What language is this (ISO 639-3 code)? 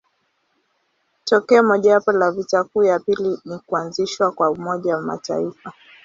swa